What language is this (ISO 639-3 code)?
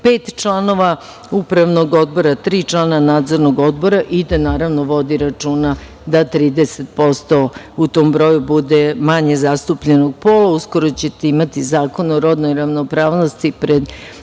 srp